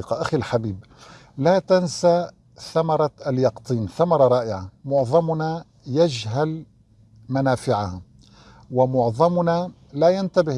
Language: Arabic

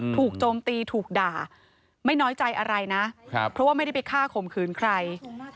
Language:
Thai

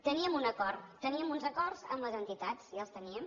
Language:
Catalan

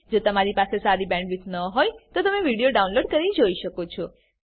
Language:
Gujarati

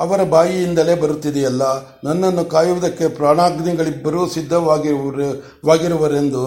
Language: Kannada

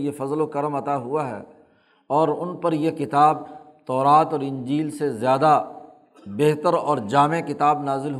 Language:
Urdu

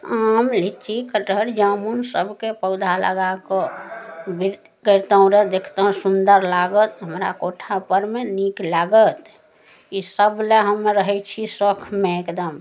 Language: Maithili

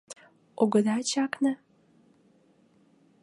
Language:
Mari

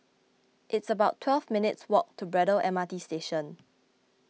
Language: English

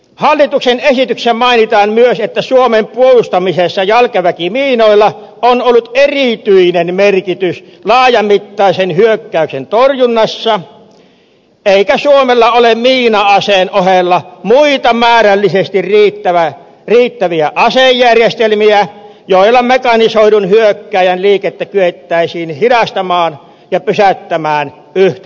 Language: Finnish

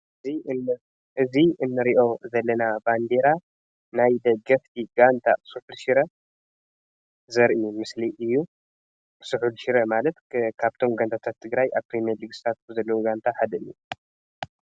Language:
Tigrinya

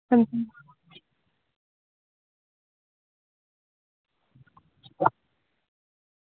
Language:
Dogri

